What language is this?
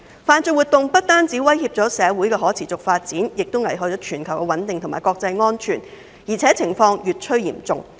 Cantonese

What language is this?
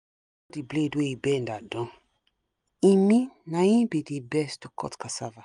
Nigerian Pidgin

